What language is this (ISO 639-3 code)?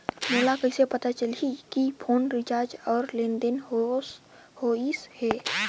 hne